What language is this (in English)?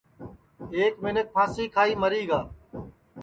Sansi